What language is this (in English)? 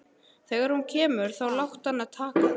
Icelandic